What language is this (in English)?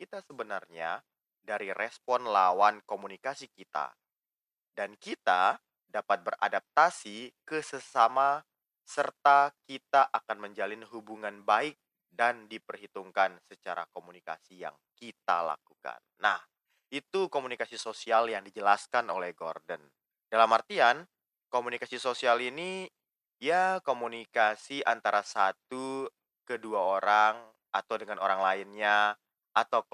Indonesian